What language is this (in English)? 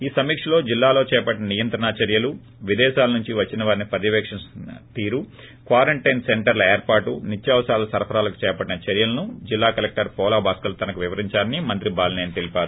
Telugu